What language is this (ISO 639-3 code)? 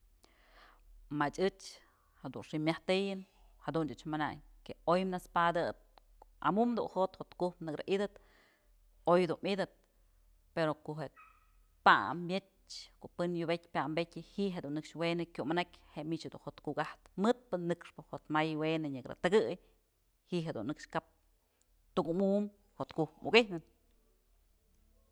mzl